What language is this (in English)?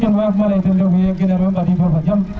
Serer